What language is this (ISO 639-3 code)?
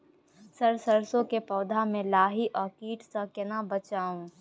mai